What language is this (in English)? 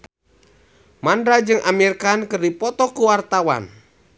Sundanese